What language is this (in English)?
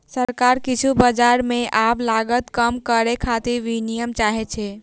Maithili